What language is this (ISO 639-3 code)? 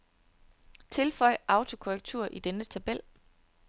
dan